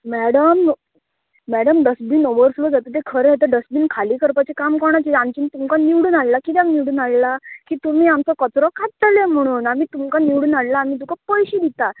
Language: Konkani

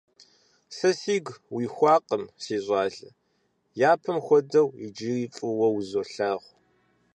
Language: Kabardian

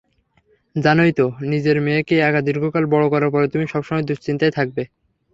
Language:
Bangla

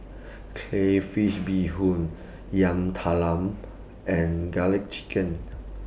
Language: English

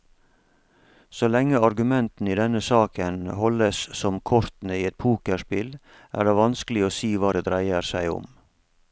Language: Norwegian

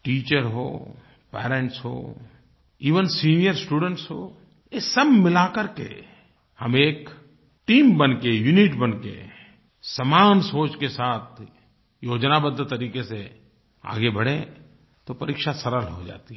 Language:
Hindi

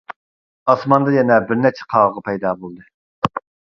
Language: Uyghur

